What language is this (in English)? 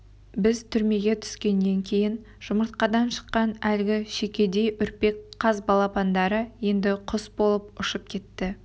Kazakh